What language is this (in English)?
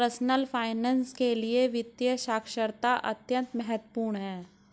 Hindi